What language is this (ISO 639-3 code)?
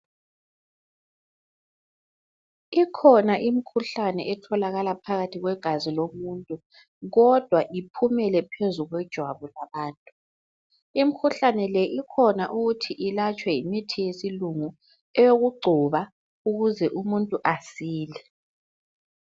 nde